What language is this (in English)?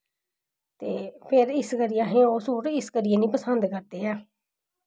Dogri